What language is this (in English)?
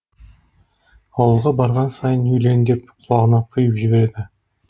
Kazakh